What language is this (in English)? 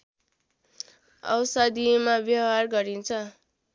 Nepali